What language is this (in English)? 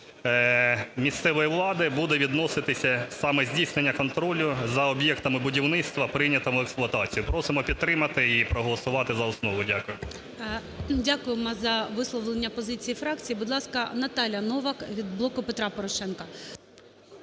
Ukrainian